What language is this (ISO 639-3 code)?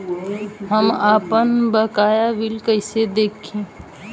bho